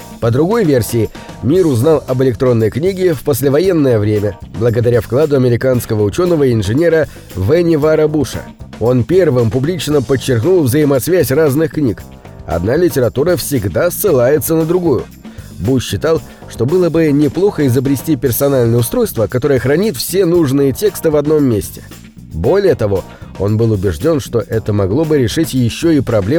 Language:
Russian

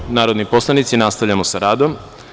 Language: Serbian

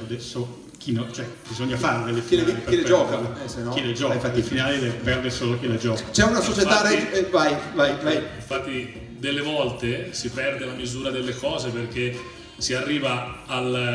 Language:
Italian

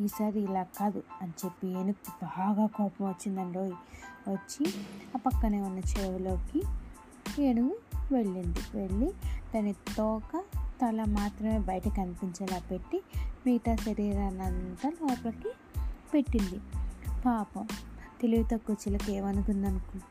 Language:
Telugu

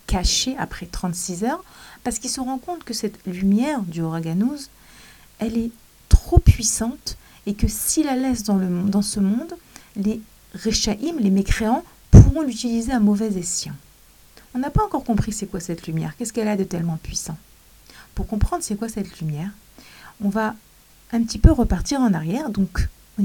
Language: French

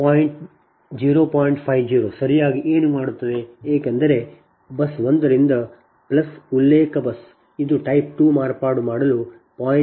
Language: Kannada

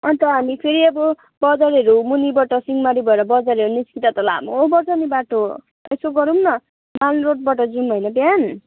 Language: Nepali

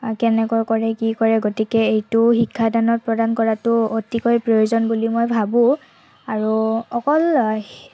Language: Assamese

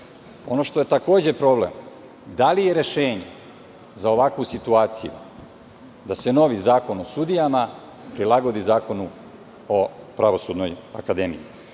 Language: Serbian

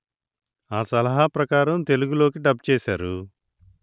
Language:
Telugu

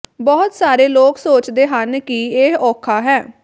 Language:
Punjabi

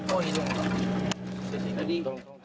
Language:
Indonesian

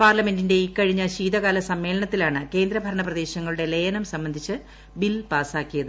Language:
Malayalam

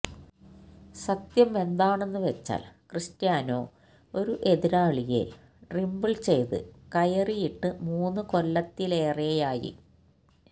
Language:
Malayalam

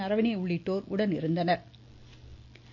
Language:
Tamil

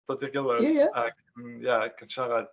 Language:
Welsh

